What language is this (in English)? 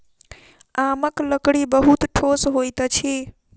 Maithili